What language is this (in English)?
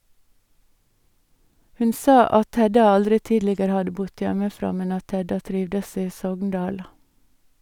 Norwegian